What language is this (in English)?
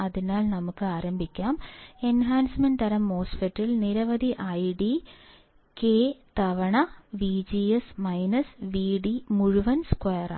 Malayalam